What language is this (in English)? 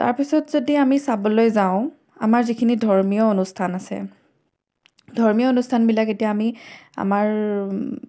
Assamese